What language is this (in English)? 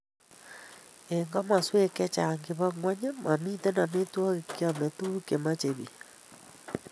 Kalenjin